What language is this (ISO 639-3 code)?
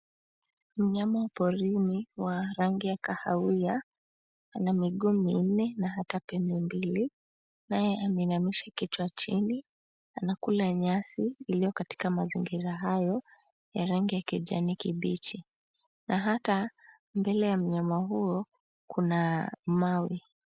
swa